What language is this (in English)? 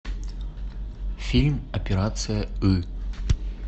Russian